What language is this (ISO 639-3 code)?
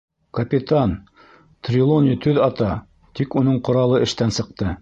bak